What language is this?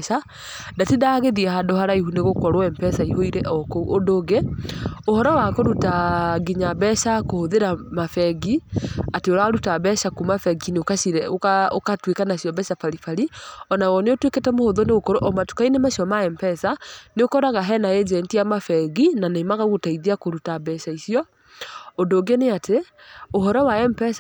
Kikuyu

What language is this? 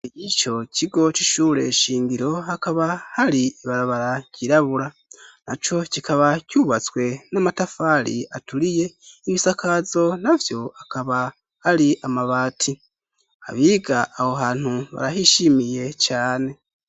Rundi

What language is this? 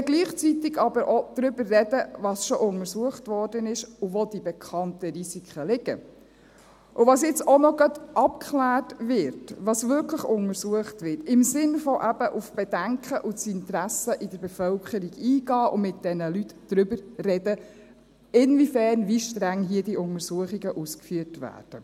Swiss German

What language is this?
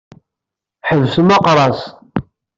Kabyle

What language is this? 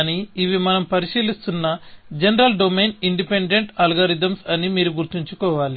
Telugu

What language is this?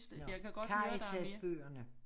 Danish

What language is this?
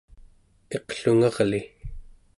Central Yupik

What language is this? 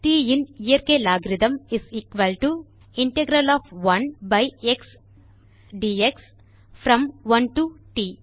Tamil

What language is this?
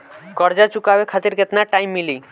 Bhojpuri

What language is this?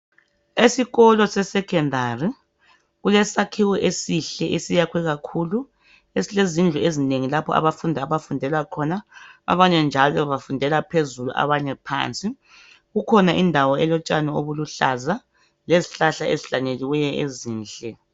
North Ndebele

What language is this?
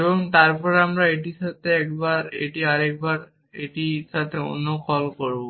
Bangla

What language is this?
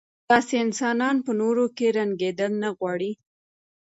Pashto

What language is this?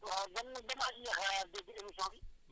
Wolof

